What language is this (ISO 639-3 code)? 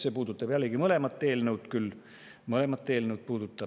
est